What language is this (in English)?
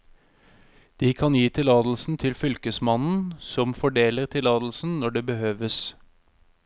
Norwegian